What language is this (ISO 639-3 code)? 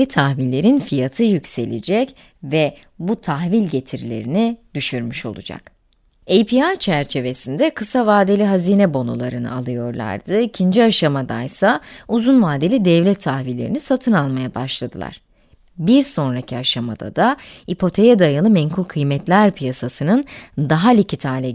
tur